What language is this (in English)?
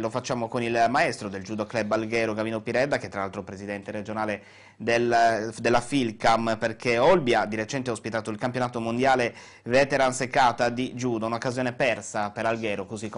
Italian